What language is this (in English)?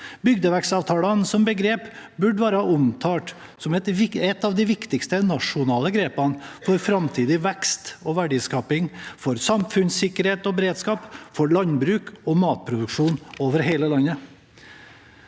Norwegian